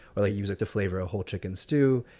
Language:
English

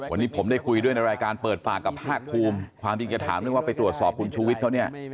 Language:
Thai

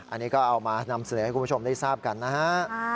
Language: Thai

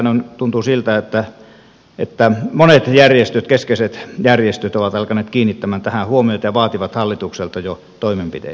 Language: Finnish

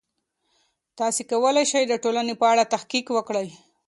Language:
Pashto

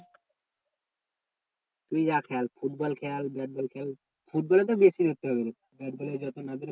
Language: Bangla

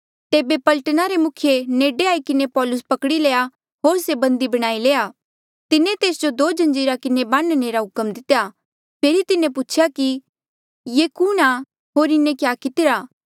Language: Mandeali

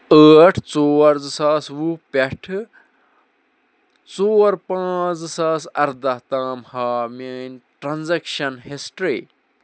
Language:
Kashmiri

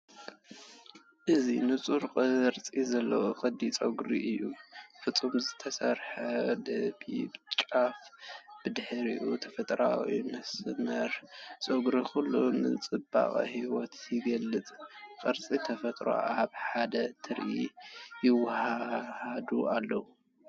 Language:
Tigrinya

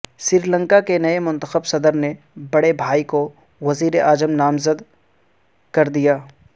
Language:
Urdu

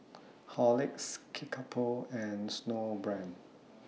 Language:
English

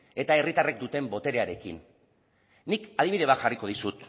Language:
Basque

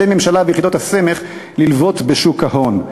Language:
Hebrew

